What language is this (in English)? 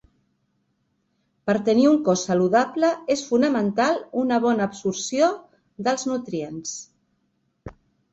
Catalan